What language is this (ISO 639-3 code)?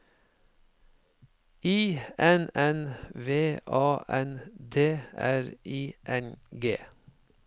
nor